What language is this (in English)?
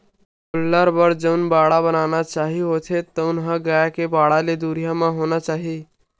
Chhattisgarhi